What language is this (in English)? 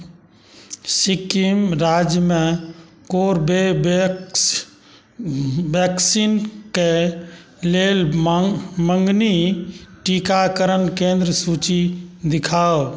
Maithili